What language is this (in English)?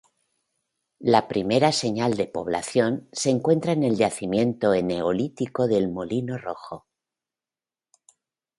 Spanish